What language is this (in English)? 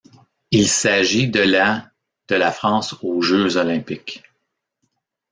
French